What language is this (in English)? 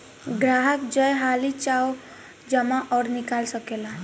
Bhojpuri